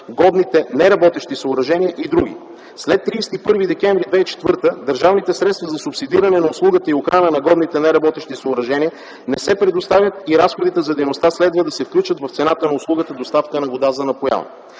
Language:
Bulgarian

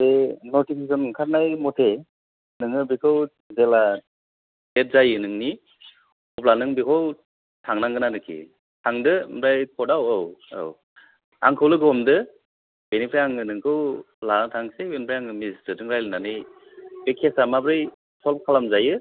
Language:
Bodo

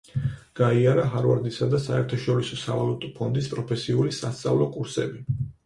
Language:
Georgian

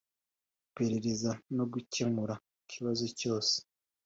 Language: Kinyarwanda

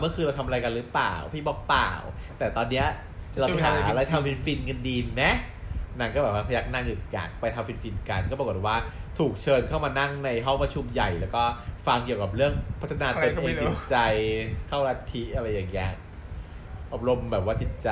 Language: Thai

